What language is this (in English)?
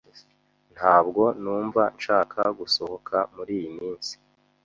Kinyarwanda